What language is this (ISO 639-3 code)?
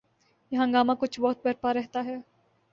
urd